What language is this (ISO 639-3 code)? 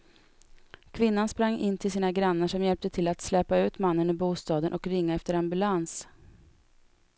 swe